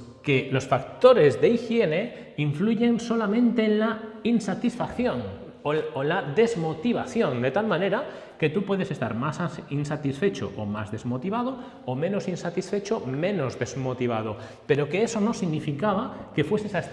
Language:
Spanish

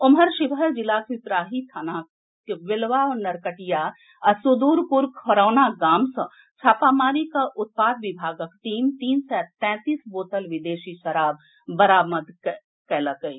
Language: Maithili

